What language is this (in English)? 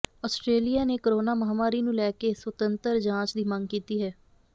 Punjabi